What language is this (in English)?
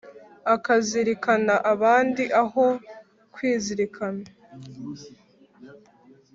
Kinyarwanda